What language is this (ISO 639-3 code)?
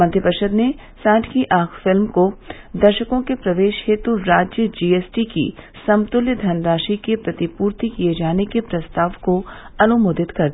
hin